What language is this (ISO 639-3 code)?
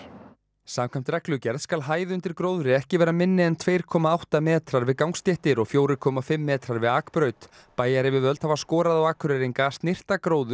isl